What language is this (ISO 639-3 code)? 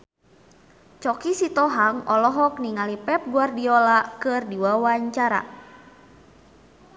sun